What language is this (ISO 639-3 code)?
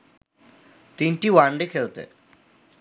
ben